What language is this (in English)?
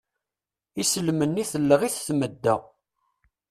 Kabyle